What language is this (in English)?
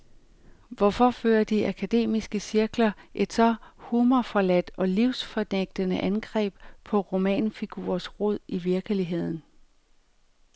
Danish